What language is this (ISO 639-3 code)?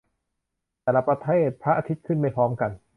tha